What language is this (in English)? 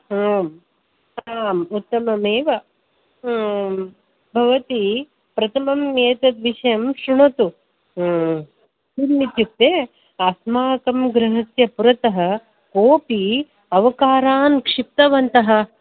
Sanskrit